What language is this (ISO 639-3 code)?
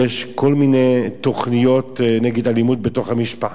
heb